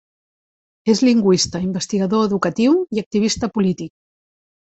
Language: Catalan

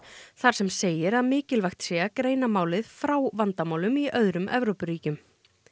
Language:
Icelandic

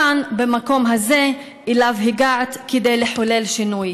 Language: Hebrew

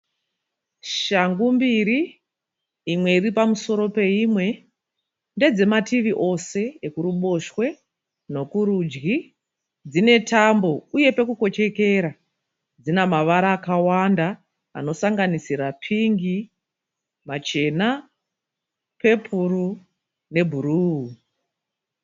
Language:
Shona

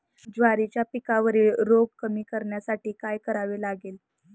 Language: Marathi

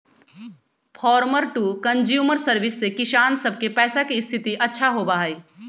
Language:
Magahi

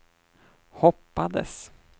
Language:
Swedish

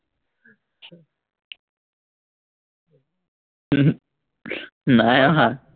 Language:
Assamese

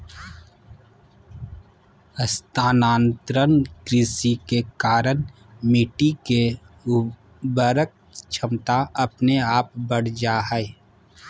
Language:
Magahi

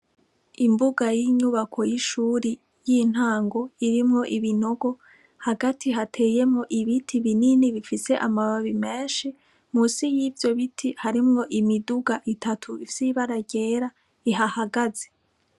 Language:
Rundi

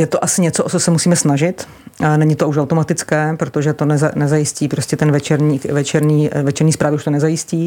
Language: Czech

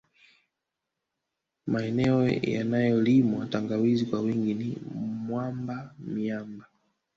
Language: Swahili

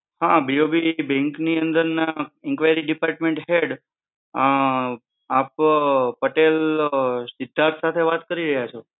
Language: Gujarati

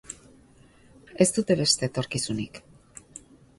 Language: Basque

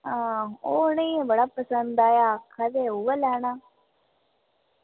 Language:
Dogri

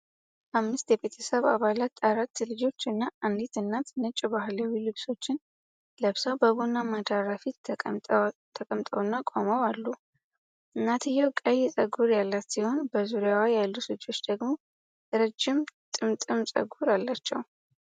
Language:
Amharic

